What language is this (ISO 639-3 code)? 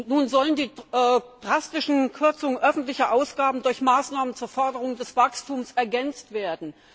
deu